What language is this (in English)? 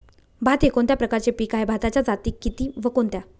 Marathi